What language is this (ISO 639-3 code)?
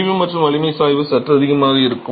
tam